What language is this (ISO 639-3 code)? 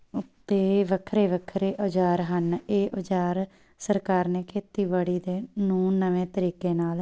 pan